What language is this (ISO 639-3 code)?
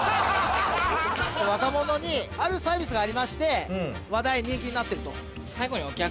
jpn